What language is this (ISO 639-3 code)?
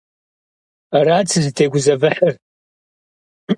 kbd